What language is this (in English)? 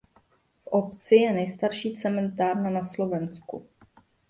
Czech